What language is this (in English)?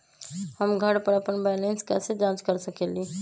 Magahi